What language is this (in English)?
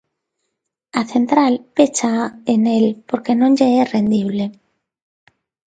Galician